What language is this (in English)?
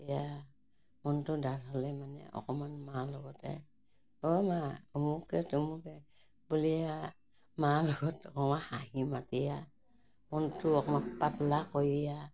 Assamese